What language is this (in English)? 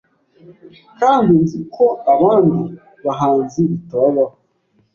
Kinyarwanda